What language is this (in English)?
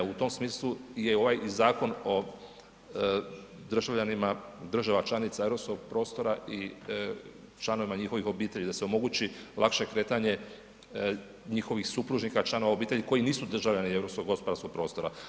Croatian